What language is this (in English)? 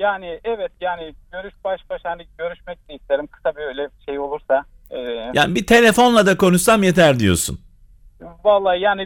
Turkish